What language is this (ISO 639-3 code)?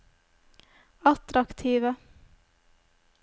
nor